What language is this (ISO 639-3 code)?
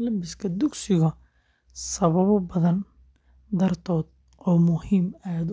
som